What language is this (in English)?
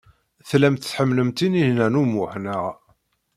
Kabyle